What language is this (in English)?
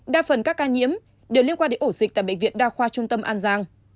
Vietnamese